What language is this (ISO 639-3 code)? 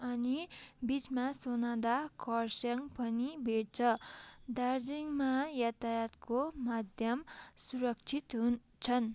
nep